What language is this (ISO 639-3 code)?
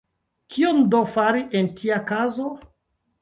epo